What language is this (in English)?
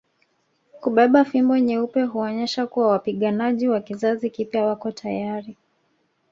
Swahili